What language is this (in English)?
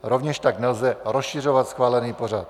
Czech